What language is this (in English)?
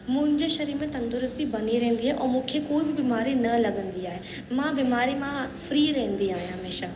Sindhi